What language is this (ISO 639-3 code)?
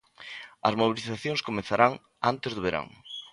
glg